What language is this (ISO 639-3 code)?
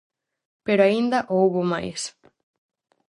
glg